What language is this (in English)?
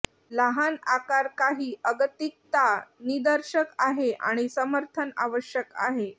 Marathi